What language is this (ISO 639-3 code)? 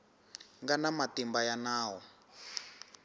tso